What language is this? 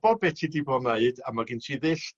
Welsh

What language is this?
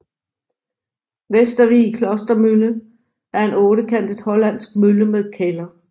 Danish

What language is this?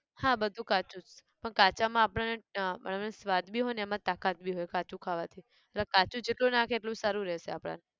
Gujarati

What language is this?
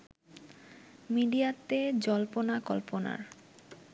Bangla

